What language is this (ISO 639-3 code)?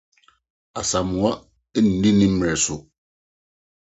aka